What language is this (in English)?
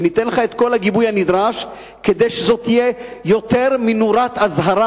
Hebrew